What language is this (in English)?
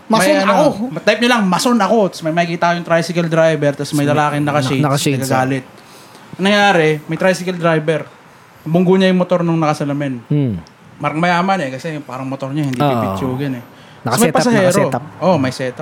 Filipino